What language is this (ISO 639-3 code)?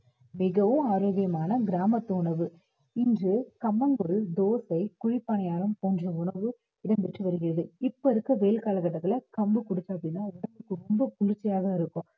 tam